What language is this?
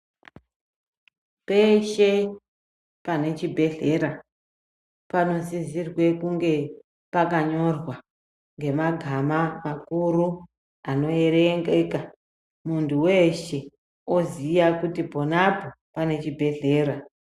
Ndau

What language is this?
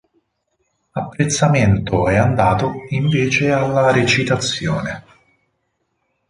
Italian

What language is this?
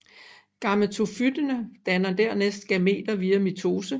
Danish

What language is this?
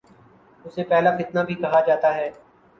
Urdu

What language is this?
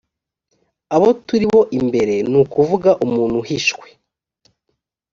Kinyarwanda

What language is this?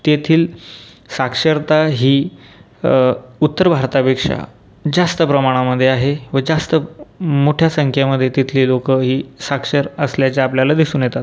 Marathi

